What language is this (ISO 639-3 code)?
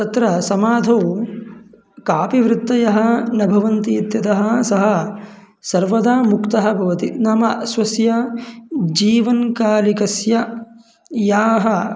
san